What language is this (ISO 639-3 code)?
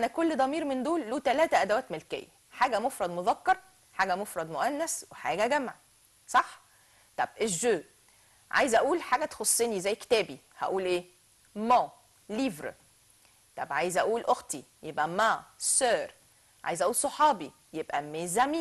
ara